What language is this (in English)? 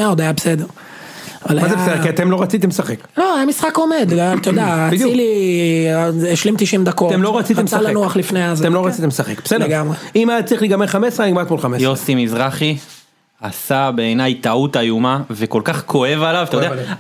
Hebrew